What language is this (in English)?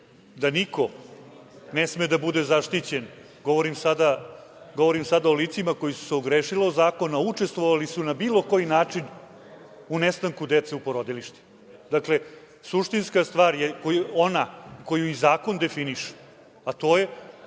Serbian